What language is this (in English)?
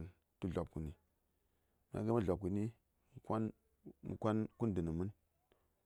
Saya